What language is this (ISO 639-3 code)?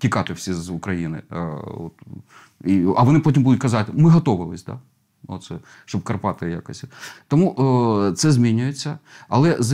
ukr